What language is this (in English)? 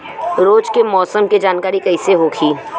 Bhojpuri